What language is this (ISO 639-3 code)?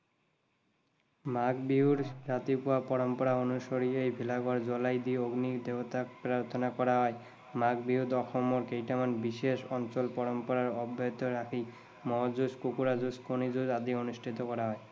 asm